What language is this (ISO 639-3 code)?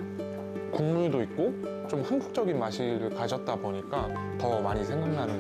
kor